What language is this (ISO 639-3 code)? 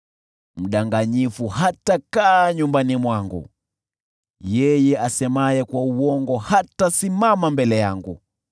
swa